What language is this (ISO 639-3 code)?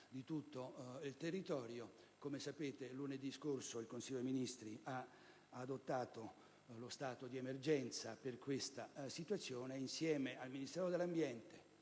ita